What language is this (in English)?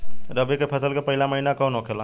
Bhojpuri